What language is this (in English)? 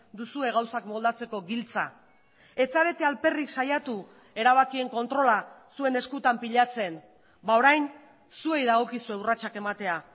Basque